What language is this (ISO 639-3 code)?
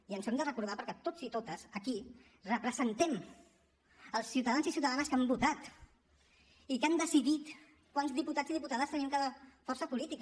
cat